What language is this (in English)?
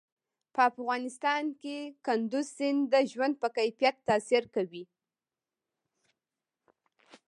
Pashto